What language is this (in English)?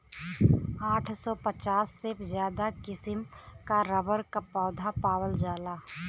Bhojpuri